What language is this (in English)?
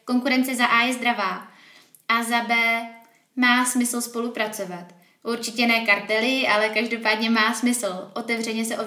Czech